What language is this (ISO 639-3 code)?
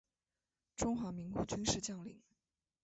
zho